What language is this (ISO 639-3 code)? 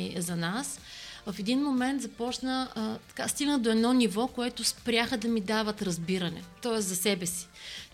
bul